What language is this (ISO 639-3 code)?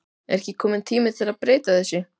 isl